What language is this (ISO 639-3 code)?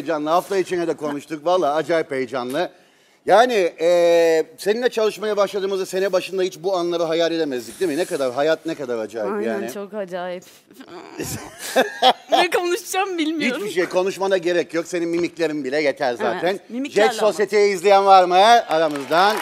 tur